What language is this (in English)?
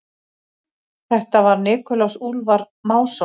Icelandic